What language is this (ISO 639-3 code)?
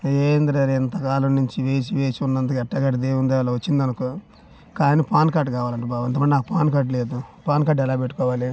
tel